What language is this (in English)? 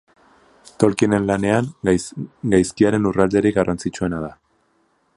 Basque